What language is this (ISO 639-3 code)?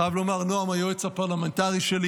heb